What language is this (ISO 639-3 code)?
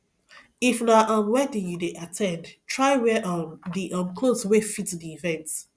pcm